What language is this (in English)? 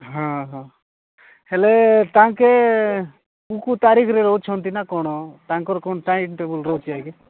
Odia